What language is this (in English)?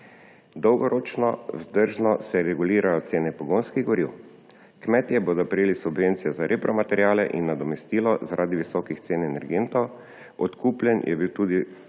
Slovenian